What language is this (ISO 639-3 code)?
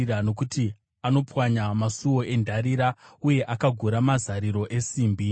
sna